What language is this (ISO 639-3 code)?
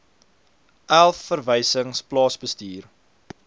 afr